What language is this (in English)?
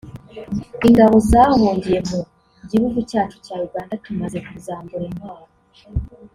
Kinyarwanda